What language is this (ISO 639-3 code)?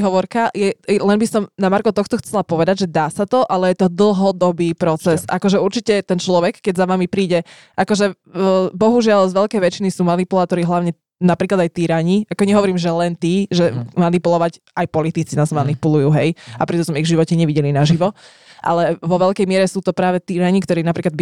slk